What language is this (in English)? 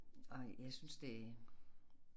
Danish